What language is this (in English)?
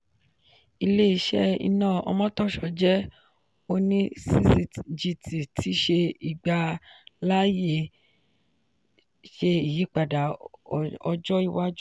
Yoruba